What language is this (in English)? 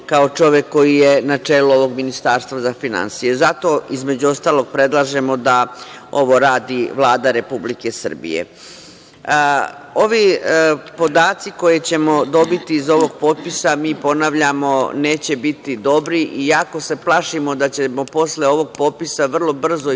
Serbian